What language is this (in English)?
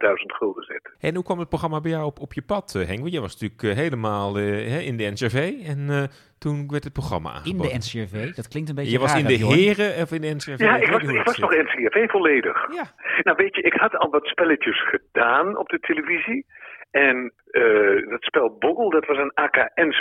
Dutch